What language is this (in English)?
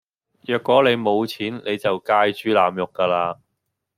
Cantonese